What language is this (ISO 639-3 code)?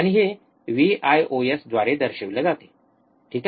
mar